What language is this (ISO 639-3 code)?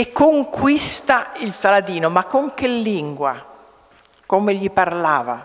ita